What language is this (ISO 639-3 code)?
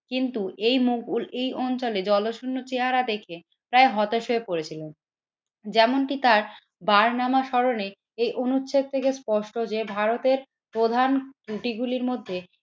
ben